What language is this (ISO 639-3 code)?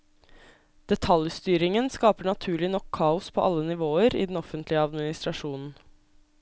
nor